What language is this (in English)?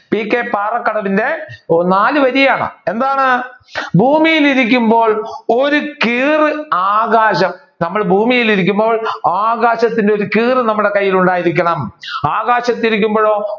Malayalam